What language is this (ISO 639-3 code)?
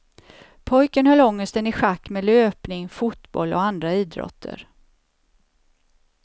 swe